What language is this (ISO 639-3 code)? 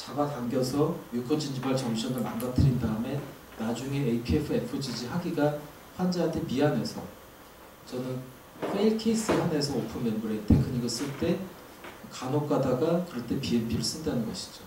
kor